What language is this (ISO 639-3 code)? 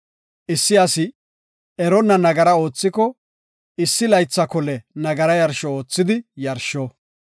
gof